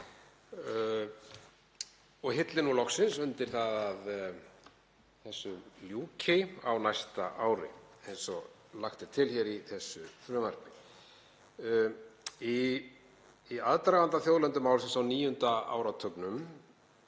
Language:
Icelandic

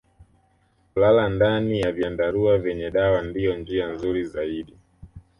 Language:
Swahili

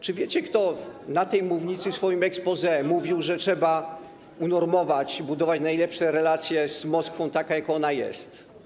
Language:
Polish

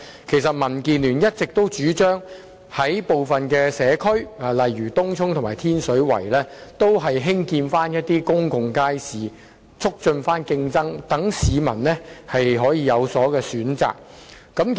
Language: Cantonese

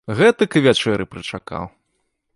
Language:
Belarusian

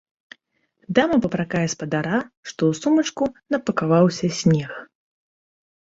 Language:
Belarusian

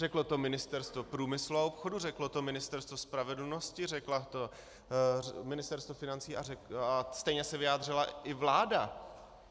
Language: Czech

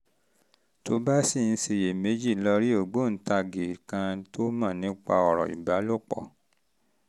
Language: Yoruba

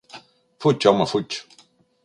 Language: Catalan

